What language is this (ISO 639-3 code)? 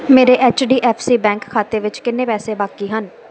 pan